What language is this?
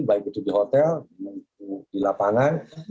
Indonesian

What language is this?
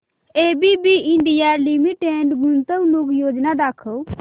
Marathi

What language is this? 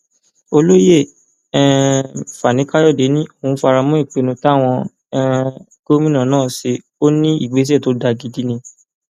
Yoruba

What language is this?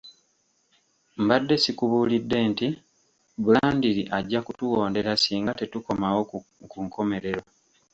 Ganda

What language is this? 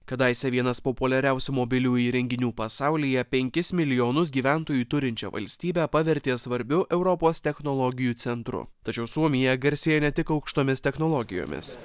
Lithuanian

